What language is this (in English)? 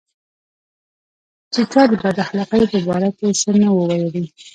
Pashto